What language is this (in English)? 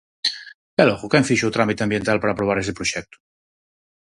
Galician